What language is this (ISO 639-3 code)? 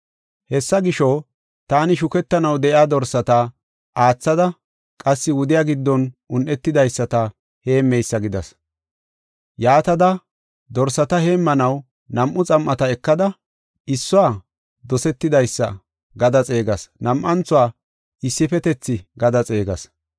gof